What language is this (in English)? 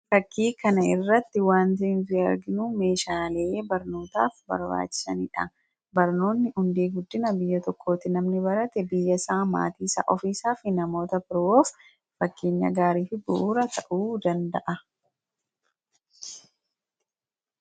Oromo